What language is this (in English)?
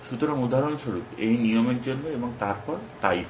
Bangla